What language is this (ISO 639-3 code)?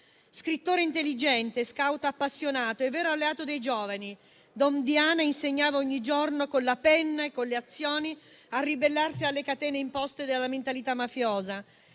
ita